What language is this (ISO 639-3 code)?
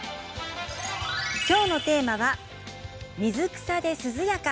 jpn